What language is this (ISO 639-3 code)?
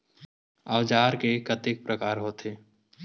hne